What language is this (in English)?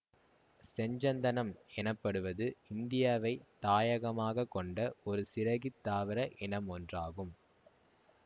Tamil